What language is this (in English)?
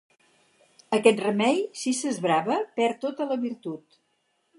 Catalan